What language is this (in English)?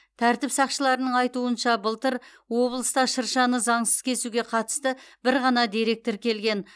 Kazakh